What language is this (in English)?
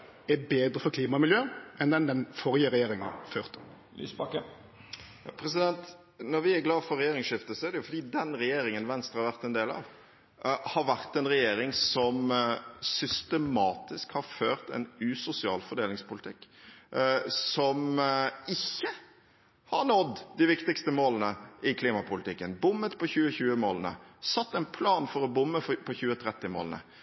Norwegian